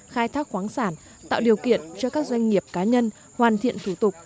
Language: Vietnamese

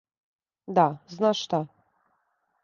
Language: Serbian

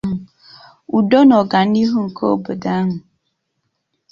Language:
Igbo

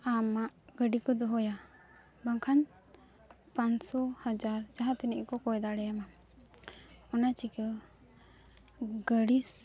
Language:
Santali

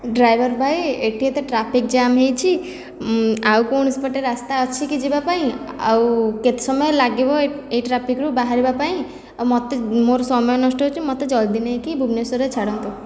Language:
Odia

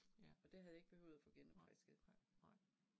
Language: Danish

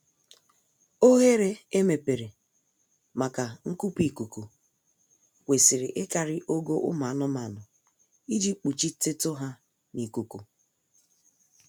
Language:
Igbo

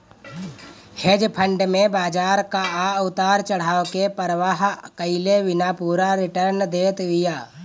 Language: Bhojpuri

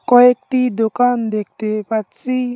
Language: Bangla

